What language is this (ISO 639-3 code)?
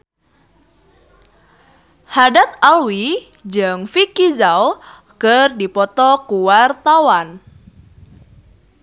sun